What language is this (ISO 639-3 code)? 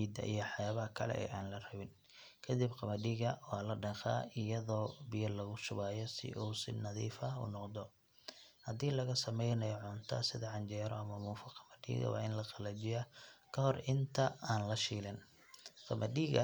som